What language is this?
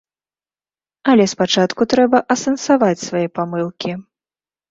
Belarusian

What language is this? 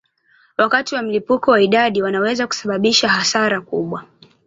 Swahili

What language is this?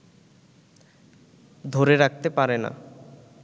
Bangla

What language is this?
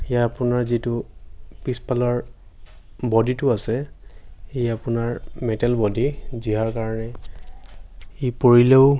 Assamese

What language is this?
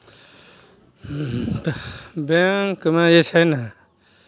Maithili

